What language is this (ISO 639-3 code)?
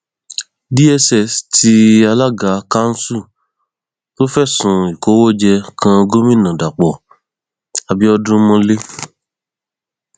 yor